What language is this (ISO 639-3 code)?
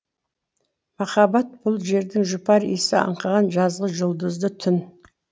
kaz